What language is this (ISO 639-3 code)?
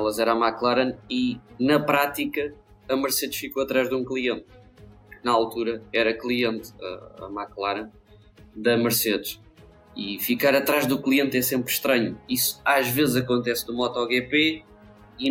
por